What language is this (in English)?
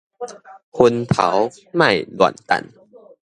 Min Nan Chinese